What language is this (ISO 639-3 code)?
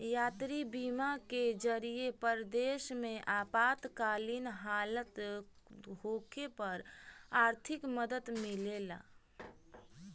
bho